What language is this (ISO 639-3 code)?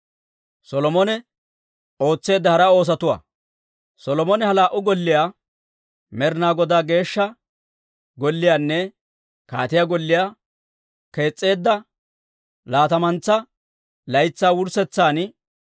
dwr